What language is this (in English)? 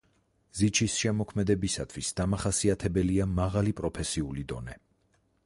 Georgian